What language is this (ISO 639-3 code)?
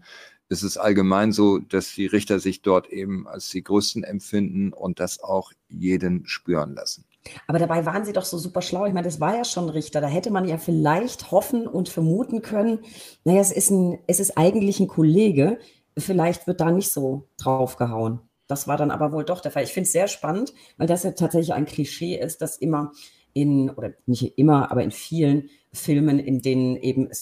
deu